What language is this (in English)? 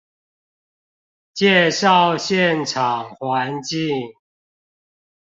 Chinese